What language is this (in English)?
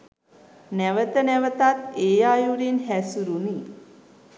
Sinhala